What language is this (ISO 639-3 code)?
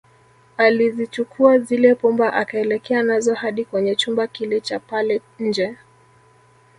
swa